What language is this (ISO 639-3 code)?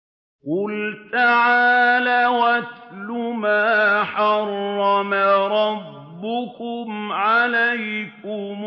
ara